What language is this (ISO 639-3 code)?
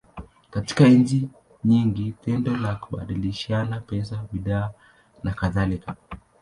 swa